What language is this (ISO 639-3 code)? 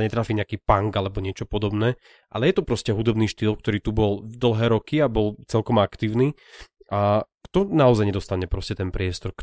slk